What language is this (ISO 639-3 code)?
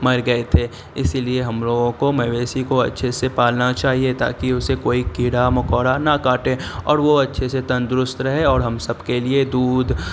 urd